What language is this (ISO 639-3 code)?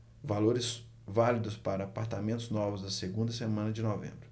por